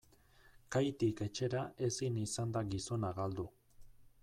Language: Basque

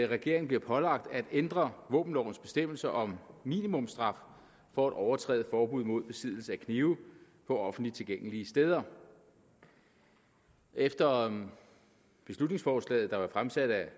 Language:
Danish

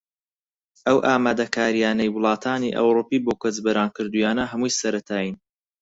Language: Central Kurdish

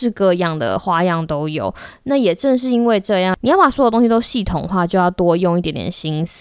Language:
Chinese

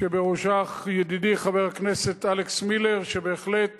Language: Hebrew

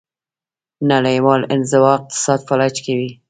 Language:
Pashto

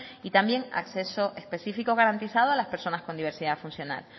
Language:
Spanish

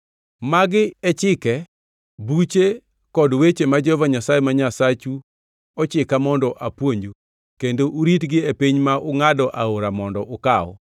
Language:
Luo (Kenya and Tanzania)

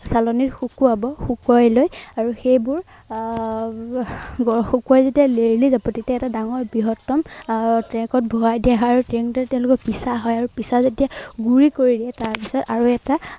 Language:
Assamese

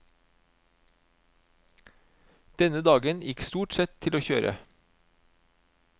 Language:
Norwegian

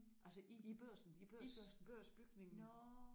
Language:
Danish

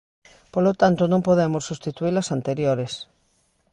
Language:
Galician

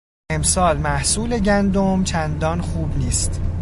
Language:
Persian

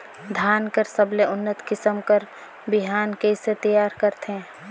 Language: Chhattisgarhi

